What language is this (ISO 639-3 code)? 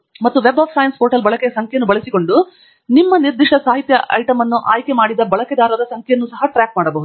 kan